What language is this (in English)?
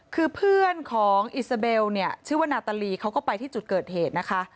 Thai